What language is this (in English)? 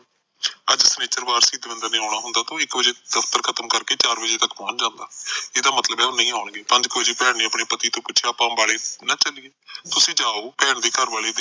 Punjabi